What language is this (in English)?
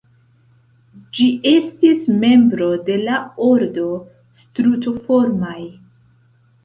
Esperanto